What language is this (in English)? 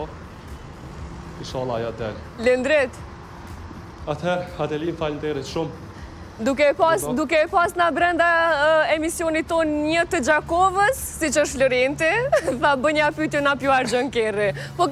Romanian